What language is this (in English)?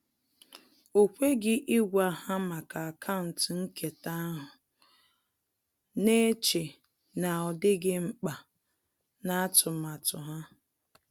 Igbo